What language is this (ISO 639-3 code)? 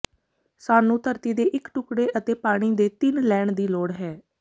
pan